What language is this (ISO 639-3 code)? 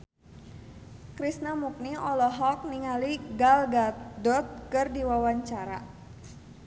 sun